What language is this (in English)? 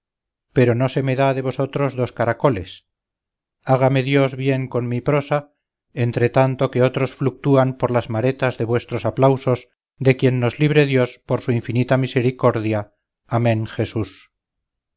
Spanish